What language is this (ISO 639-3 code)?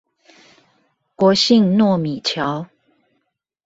zho